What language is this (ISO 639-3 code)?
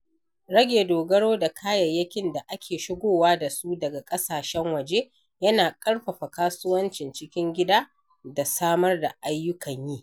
hau